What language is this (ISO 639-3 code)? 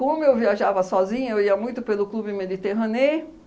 por